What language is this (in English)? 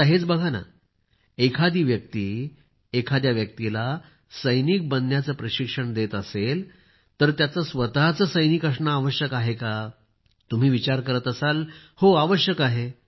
Marathi